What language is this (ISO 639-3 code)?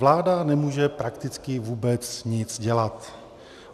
ces